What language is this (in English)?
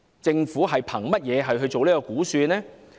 Cantonese